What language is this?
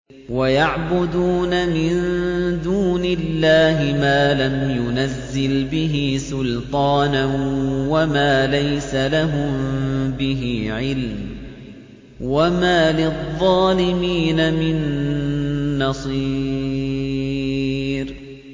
Arabic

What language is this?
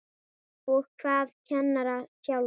Icelandic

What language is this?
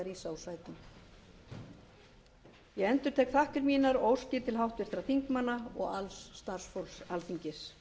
Icelandic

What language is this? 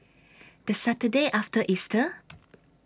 English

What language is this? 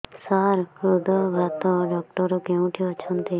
Odia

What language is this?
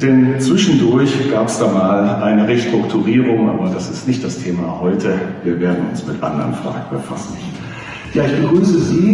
German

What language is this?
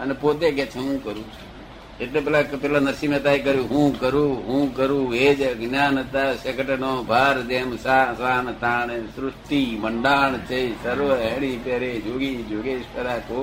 Gujarati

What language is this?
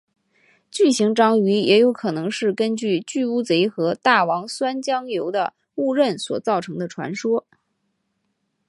Chinese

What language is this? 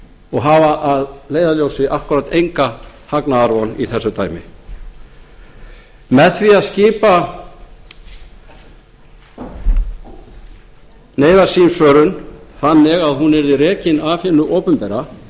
Icelandic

